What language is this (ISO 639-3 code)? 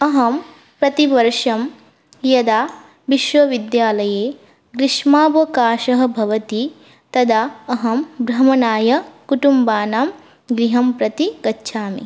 san